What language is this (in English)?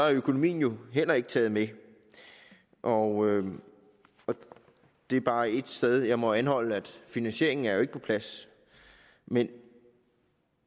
Danish